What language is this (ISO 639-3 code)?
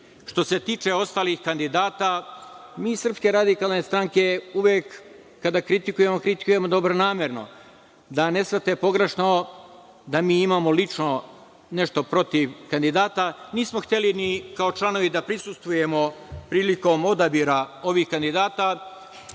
srp